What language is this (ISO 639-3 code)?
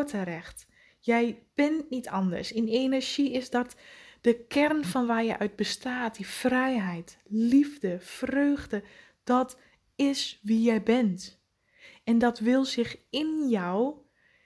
nld